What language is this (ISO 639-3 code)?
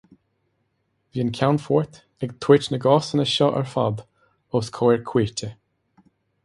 gle